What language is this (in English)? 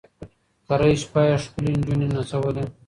Pashto